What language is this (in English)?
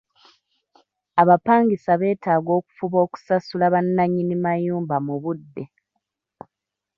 Ganda